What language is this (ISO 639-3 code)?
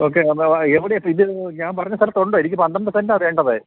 mal